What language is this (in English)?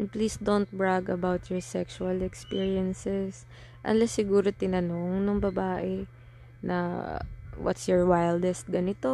Filipino